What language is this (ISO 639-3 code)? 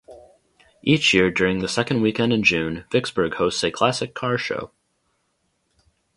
eng